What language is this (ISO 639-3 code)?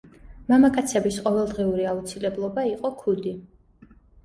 kat